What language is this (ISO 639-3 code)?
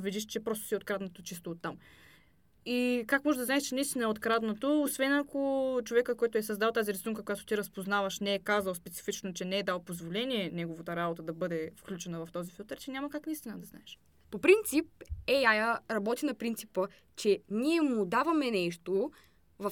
bul